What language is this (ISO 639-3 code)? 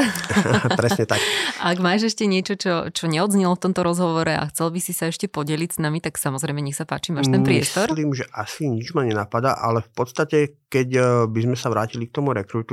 slk